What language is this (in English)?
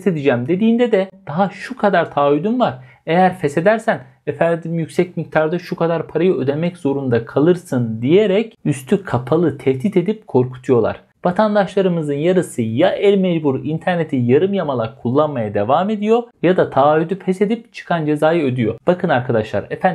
Turkish